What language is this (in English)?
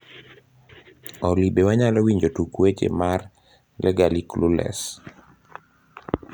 Luo (Kenya and Tanzania)